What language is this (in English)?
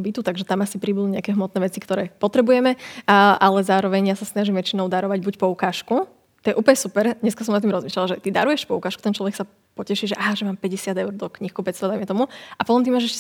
Slovak